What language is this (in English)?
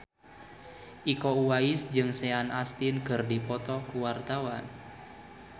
Sundanese